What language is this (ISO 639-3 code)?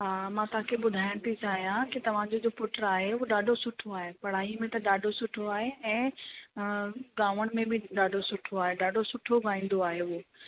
snd